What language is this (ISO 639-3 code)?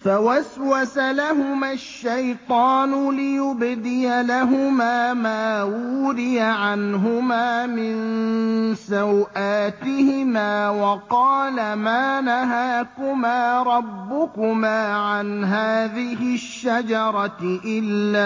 ara